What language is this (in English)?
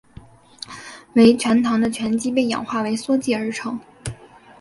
Chinese